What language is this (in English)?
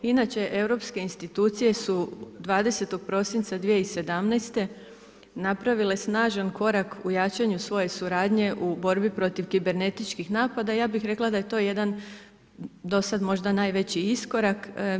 Croatian